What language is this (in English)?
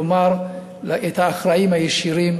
Hebrew